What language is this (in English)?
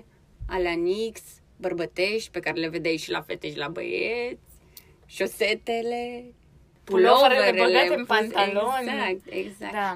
Romanian